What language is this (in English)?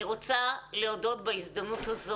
Hebrew